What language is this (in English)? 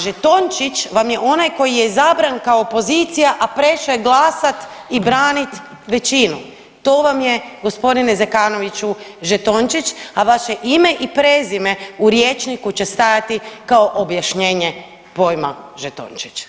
Croatian